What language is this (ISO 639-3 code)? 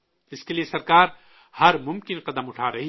urd